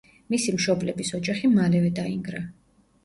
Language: Georgian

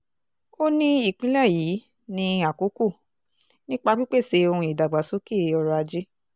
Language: Yoruba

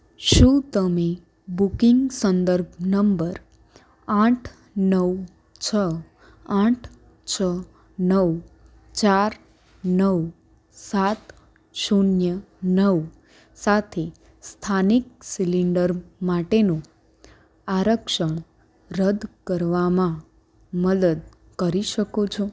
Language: Gujarati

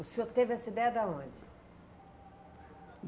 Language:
Portuguese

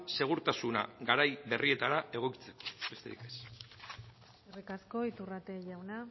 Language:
Basque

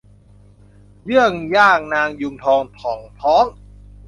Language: Thai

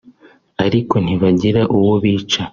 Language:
Kinyarwanda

